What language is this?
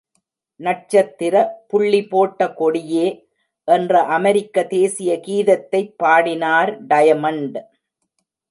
Tamil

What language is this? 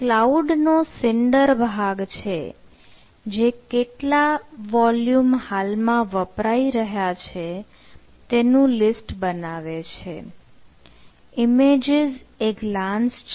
Gujarati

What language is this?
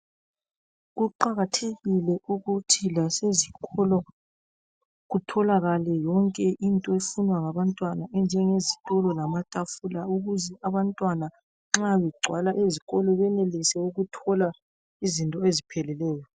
North Ndebele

